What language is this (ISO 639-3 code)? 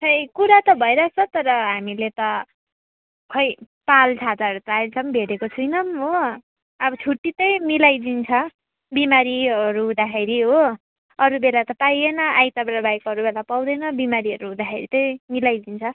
nep